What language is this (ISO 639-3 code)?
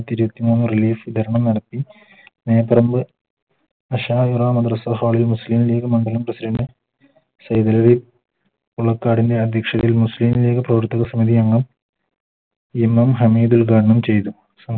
mal